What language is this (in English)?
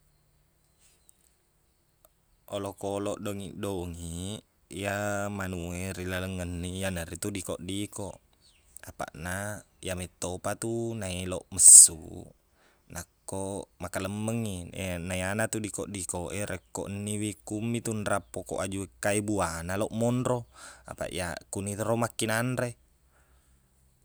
Buginese